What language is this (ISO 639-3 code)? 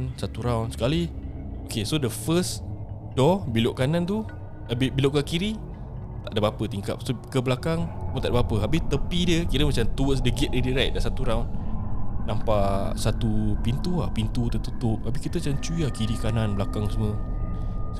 msa